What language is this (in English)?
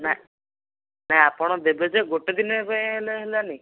Odia